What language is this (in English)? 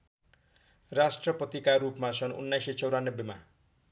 Nepali